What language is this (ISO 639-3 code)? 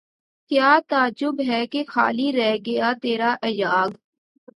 urd